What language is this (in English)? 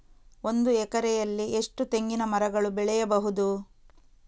Kannada